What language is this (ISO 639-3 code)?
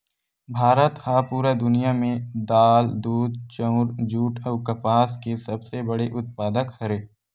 hne